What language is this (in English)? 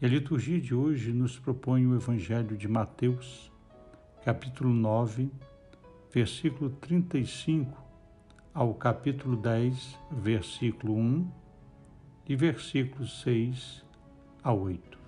Portuguese